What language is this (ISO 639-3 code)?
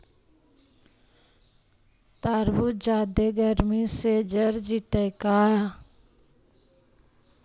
mag